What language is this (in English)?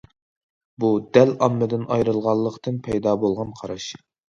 Uyghur